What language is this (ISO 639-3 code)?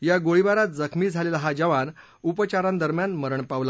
mar